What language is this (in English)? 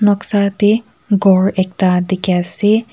Naga Pidgin